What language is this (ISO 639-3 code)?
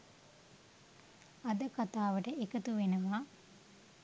sin